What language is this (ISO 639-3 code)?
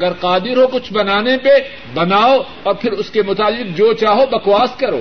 urd